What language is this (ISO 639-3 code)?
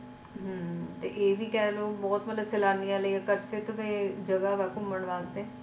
pan